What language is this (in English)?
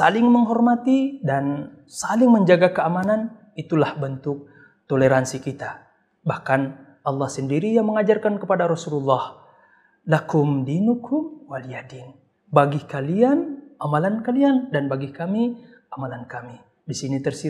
Indonesian